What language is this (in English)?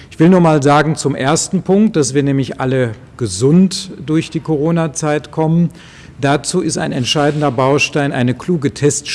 German